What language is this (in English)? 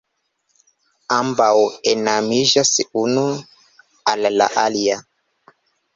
Esperanto